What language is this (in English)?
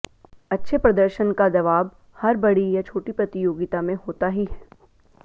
Hindi